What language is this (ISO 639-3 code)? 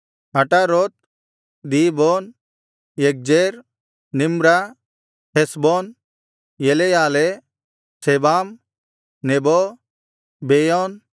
kan